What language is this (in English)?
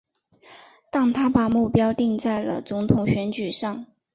Chinese